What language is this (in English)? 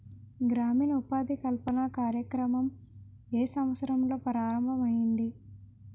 Telugu